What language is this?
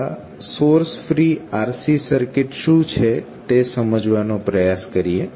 Gujarati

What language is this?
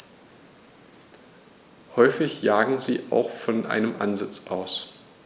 German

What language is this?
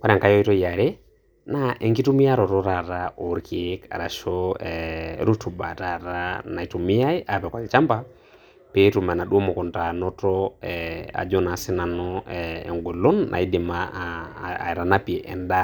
Masai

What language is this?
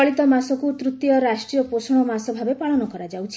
Odia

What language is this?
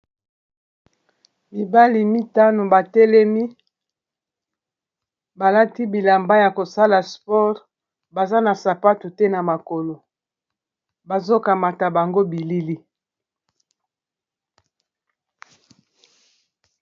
Lingala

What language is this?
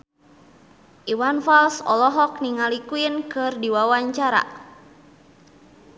Sundanese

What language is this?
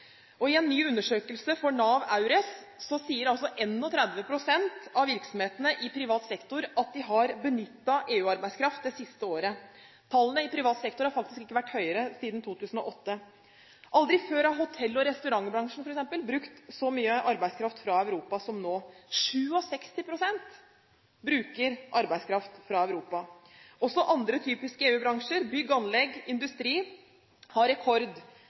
Norwegian Bokmål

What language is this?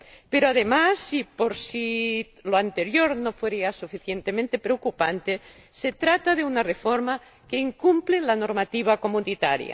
Spanish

